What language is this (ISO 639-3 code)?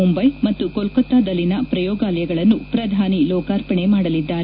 kan